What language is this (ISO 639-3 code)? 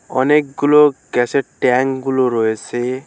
ben